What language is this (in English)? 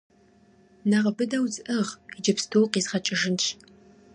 Kabardian